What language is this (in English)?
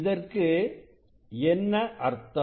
Tamil